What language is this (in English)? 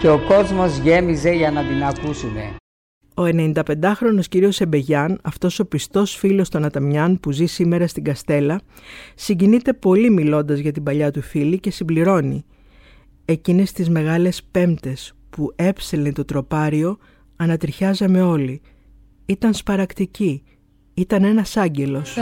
Greek